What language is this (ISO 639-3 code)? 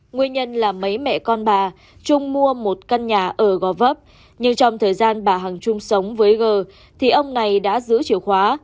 vie